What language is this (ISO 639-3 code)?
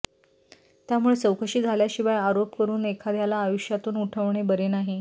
mar